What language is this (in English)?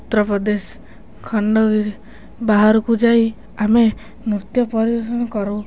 Odia